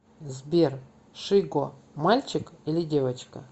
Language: Russian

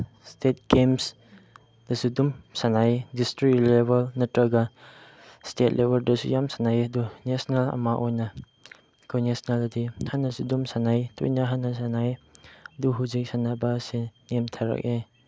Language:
Manipuri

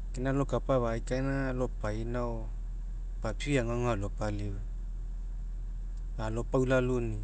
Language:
Mekeo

